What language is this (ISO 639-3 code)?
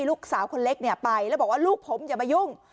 tha